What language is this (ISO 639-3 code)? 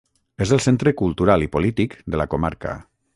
cat